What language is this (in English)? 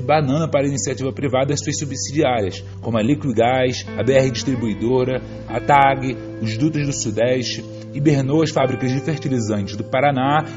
Portuguese